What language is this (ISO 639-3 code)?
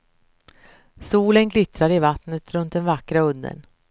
swe